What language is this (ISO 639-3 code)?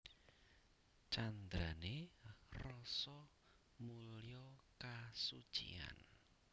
jav